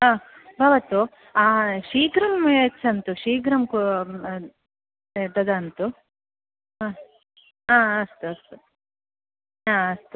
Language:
Sanskrit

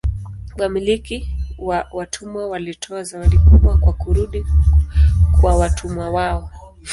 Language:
Swahili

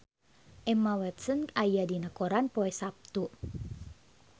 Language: Sundanese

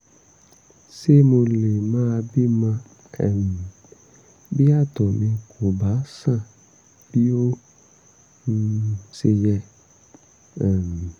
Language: Yoruba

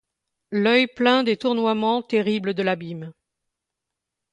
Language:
French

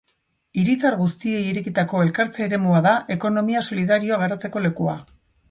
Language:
Basque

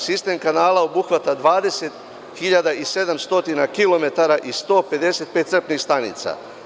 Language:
Serbian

